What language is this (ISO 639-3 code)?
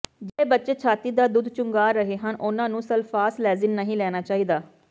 pan